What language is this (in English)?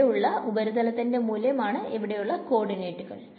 Malayalam